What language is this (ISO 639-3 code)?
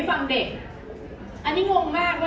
tha